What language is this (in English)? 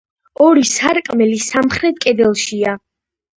Georgian